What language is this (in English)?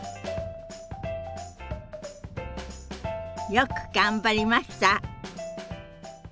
Japanese